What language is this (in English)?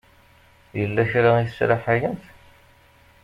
Kabyle